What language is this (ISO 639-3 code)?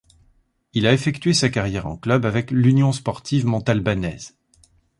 fra